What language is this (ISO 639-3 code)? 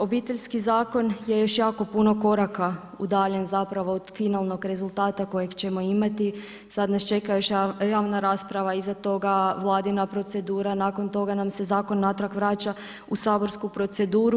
hrv